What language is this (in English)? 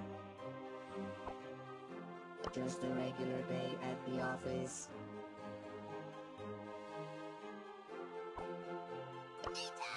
English